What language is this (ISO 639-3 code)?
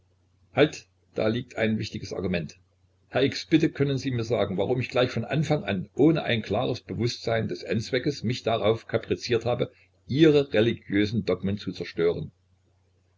deu